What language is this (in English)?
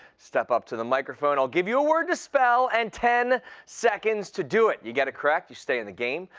English